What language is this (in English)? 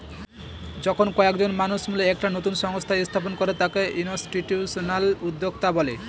Bangla